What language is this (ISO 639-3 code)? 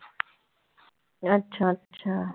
pan